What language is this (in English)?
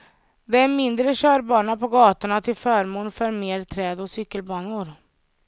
Swedish